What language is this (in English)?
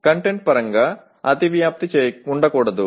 Telugu